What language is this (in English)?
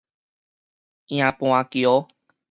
Min Nan Chinese